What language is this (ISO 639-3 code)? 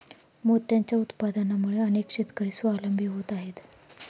mar